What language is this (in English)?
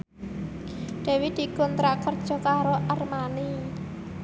Javanese